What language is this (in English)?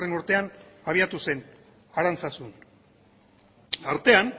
Basque